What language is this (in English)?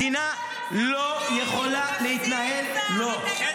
Hebrew